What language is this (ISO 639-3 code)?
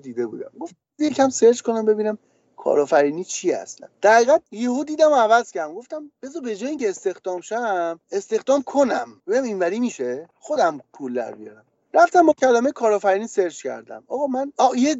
fas